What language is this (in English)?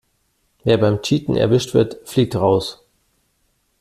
German